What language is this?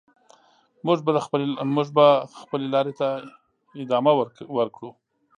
Pashto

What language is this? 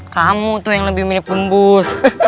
Indonesian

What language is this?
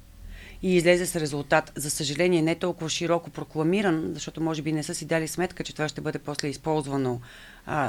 Bulgarian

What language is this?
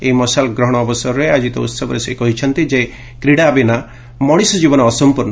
Odia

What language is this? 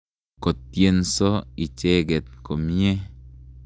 Kalenjin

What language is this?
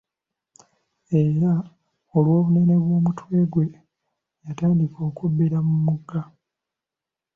Ganda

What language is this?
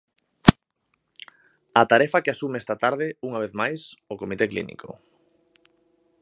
Galician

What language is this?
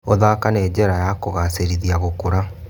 Kikuyu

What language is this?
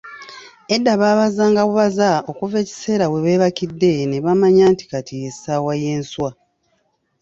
Ganda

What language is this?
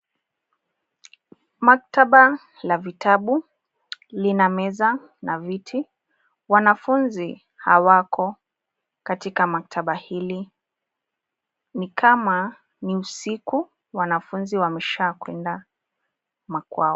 Swahili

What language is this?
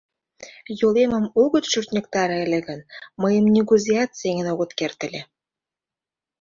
Mari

